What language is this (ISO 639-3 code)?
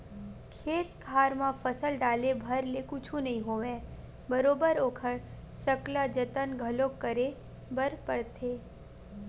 hne